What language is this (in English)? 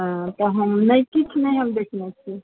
Maithili